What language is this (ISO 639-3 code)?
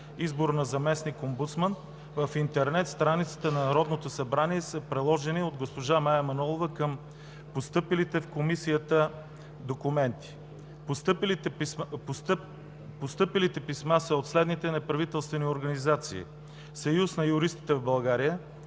bul